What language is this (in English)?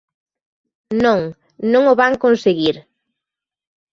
Galician